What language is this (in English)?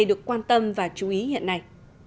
Vietnamese